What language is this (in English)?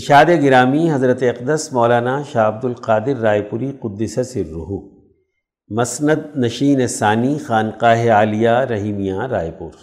Urdu